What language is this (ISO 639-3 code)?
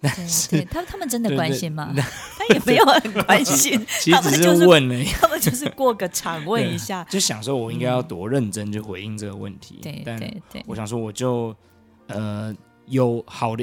zho